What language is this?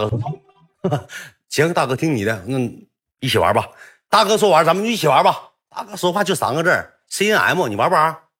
Chinese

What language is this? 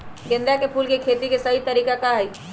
Magahi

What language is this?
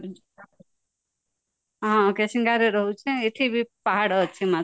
Odia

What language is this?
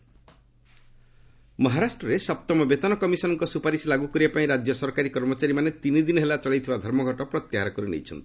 Odia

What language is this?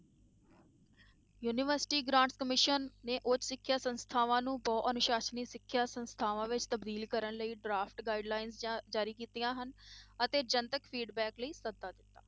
Punjabi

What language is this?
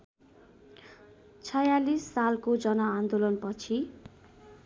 Nepali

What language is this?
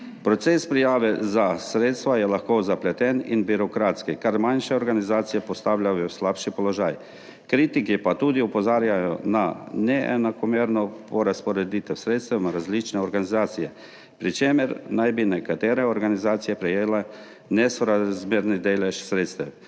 Slovenian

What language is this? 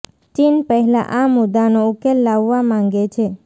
Gujarati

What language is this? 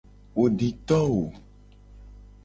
Gen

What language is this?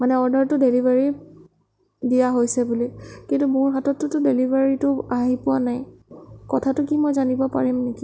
Assamese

